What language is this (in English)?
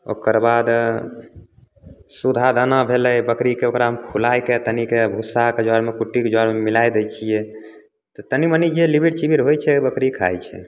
Maithili